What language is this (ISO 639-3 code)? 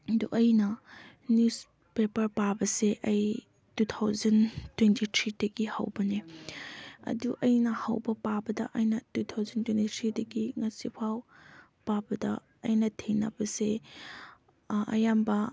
mni